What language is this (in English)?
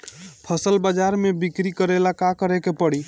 Bhojpuri